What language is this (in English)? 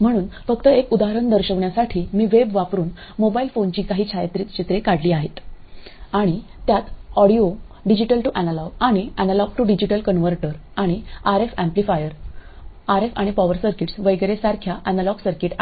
Marathi